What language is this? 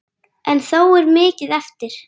Icelandic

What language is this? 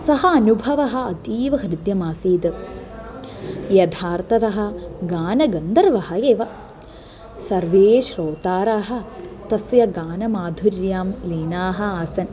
Sanskrit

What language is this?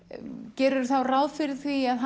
Icelandic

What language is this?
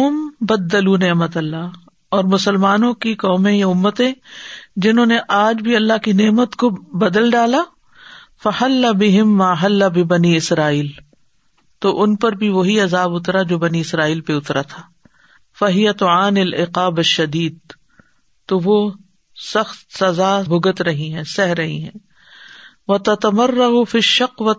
Urdu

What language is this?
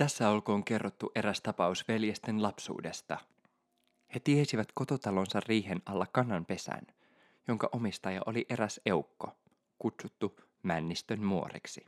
Finnish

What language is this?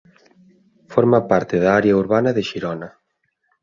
Galician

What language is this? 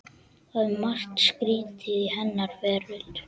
Icelandic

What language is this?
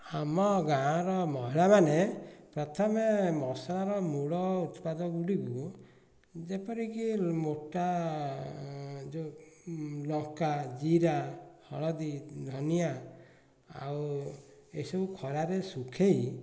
Odia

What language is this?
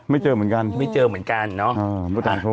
Thai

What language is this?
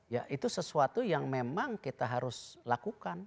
Indonesian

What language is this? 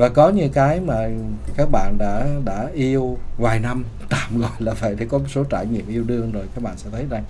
Vietnamese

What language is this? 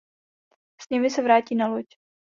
Czech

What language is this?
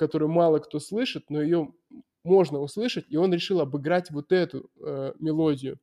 Russian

